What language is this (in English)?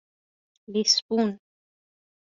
Persian